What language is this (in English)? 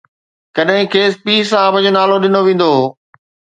Sindhi